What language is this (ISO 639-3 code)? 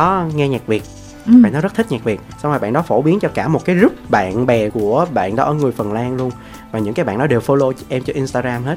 vie